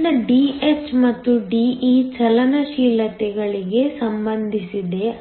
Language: Kannada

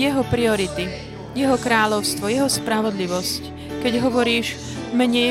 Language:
Slovak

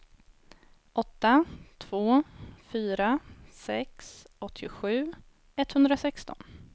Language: Swedish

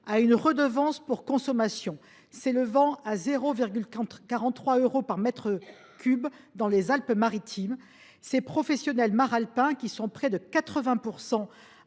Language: French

